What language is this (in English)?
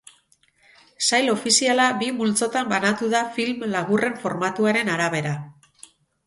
Basque